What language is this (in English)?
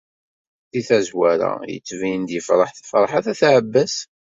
Kabyle